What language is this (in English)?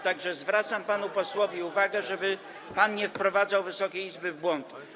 Polish